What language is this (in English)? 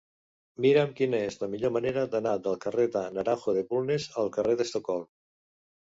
Catalan